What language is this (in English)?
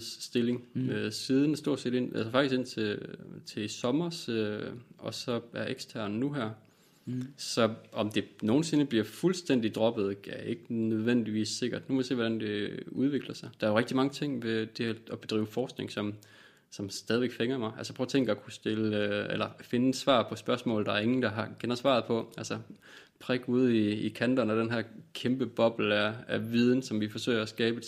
Danish